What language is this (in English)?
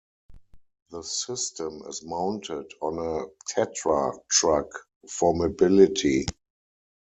English